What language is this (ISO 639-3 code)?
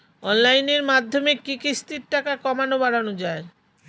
ben